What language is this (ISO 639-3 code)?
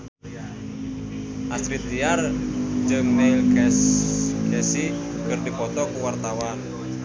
sun